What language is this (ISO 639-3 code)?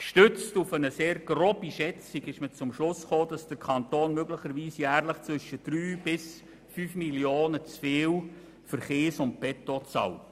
gsw